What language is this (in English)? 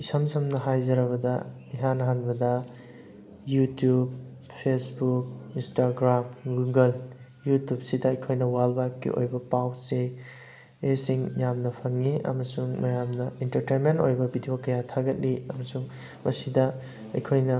Manipuri